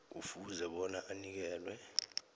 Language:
South Ndebele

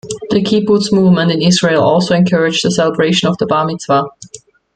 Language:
English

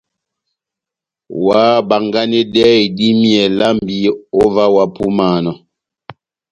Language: Batanga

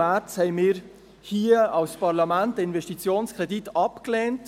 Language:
Swiss German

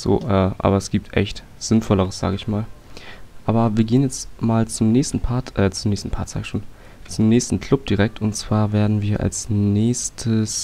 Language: German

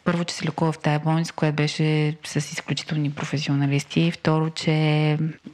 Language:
Bulgarian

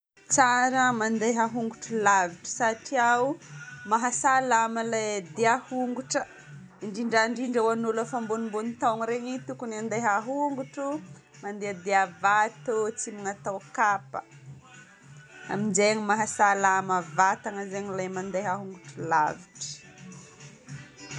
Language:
Northern Betsimisaraka Malagasy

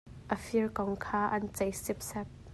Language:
Hakha Chin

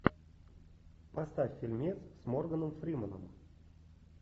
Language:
Russian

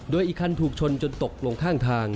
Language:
Thai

